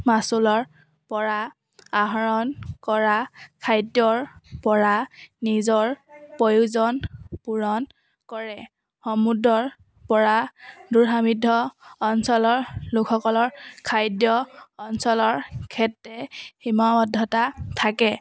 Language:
Assamese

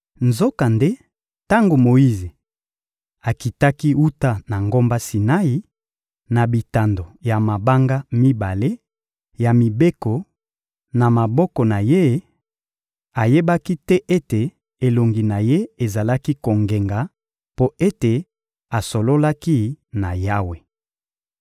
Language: Lingala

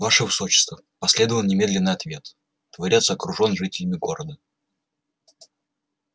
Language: Russian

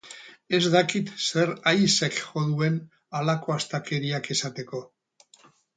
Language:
Basque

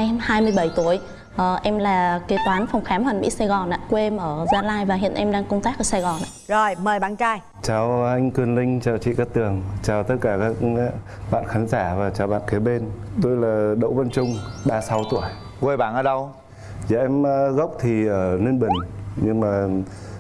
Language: Vietnamese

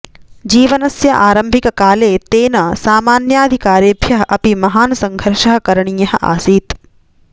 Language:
Sanskrit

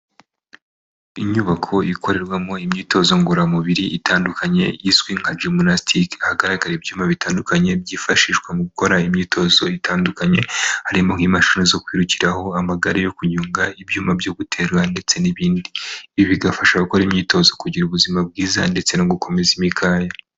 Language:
Kinyarwanda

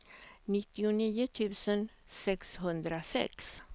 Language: Swedish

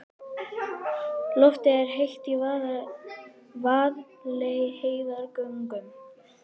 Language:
Icelandic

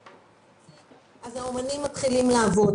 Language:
Hebrew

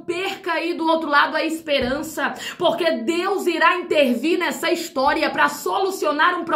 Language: Portuguese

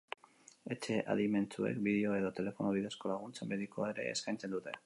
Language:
Basque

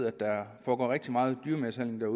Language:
Danish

